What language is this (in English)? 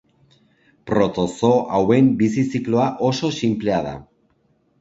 Basque